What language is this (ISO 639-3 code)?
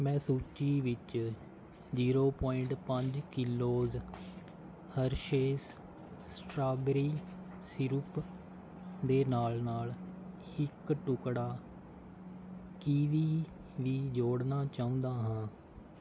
pan